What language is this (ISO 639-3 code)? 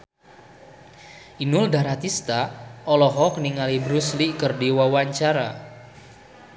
sun